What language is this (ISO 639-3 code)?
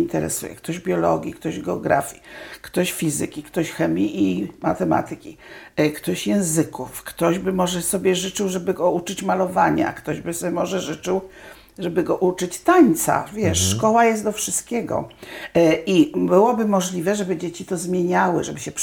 pol